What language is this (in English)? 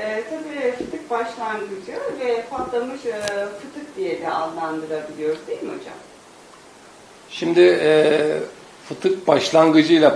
Turkish